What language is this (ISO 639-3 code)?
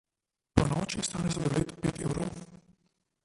slv